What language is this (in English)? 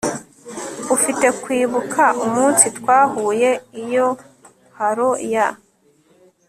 Kinyarwanda